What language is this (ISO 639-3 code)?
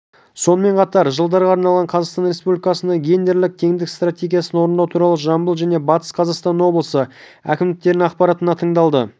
kaz